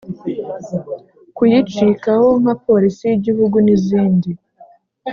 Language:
Kinyarwanda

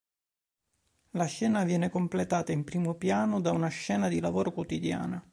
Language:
Italian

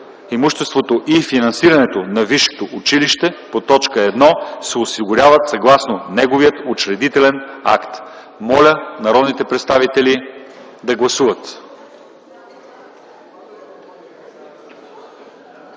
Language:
Bulgarian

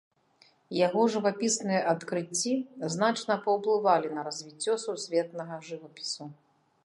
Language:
Belarusian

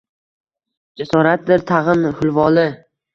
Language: Uzbek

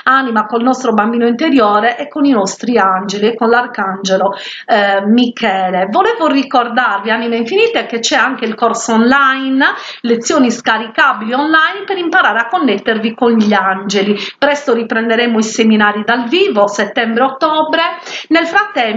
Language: Italian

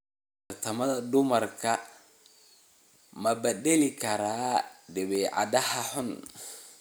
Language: Somali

